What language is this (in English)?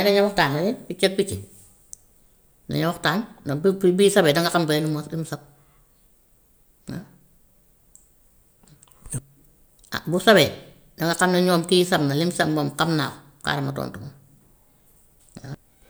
Gambian Wolof